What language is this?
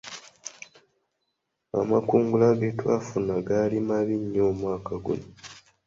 Ganda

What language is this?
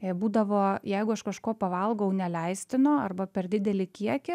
Lithuanian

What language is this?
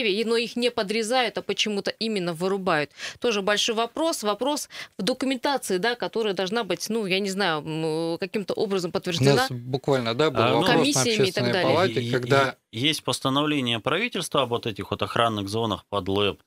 Russian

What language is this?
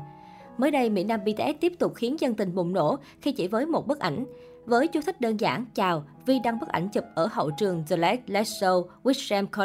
Vietnamese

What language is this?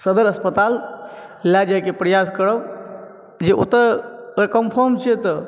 Maithili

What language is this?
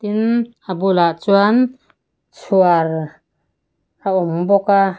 Mizo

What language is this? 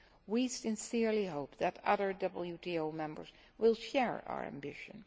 English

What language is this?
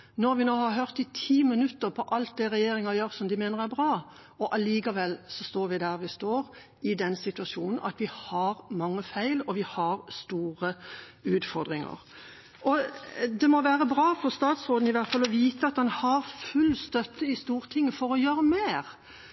Norwegian Bokmål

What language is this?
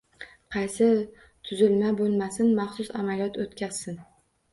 Uzbek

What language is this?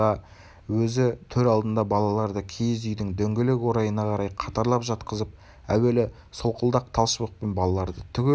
Kazakh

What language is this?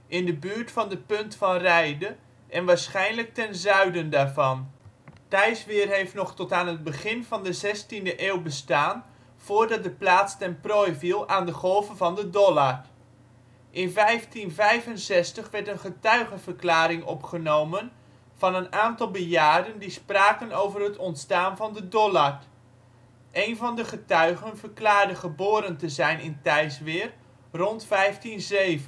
Dutch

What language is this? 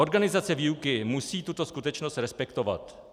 Czech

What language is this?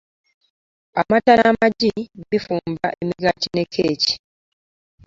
Ganda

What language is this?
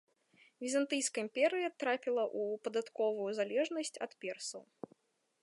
Belarusian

